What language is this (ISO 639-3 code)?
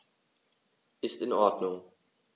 deu